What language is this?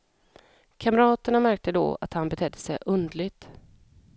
Swedish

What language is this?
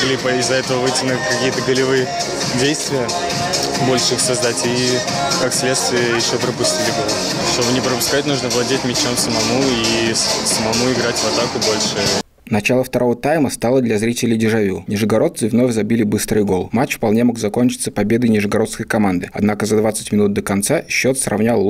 Russian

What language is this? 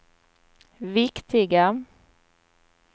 Swedish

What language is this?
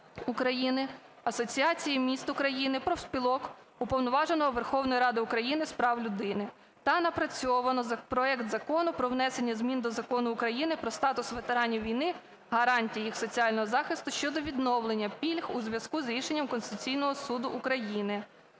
Ukrainian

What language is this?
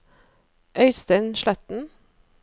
Norwegian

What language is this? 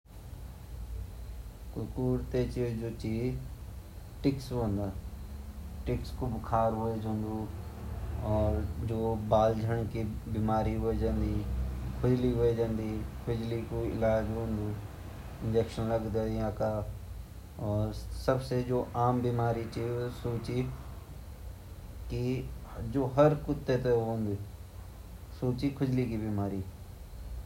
Garhwali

